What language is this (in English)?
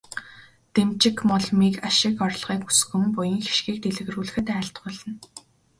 Mongolian